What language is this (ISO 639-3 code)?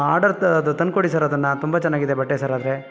kan